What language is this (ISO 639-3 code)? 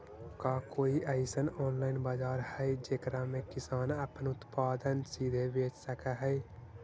mag